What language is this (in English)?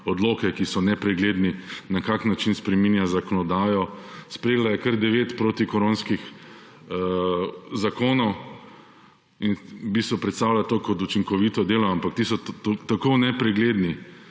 Slovenian